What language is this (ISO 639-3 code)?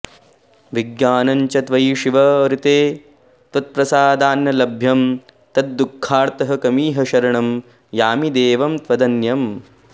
san